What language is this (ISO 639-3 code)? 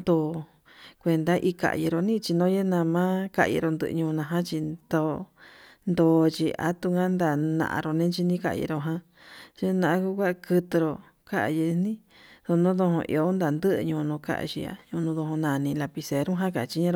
mab